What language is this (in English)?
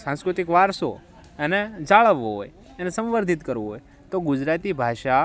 Gujarati